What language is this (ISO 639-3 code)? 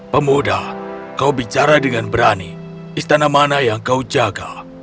ind